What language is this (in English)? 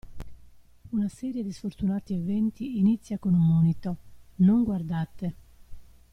Italian